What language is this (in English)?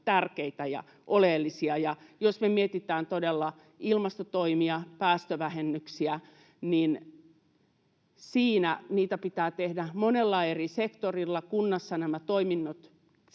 Finnish